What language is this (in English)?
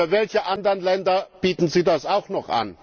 German